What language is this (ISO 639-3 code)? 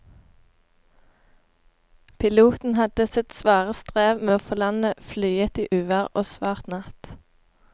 nor